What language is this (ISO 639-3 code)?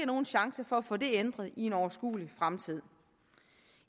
dan